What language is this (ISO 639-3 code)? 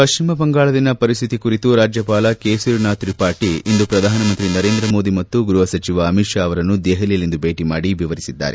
kan